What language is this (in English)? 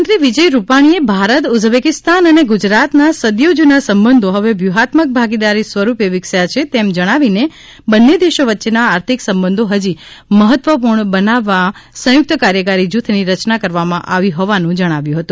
Gujarati